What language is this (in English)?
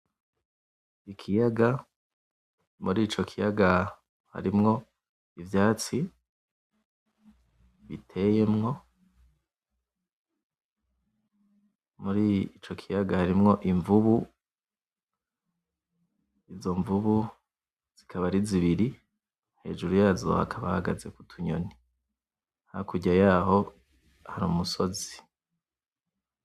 Rundi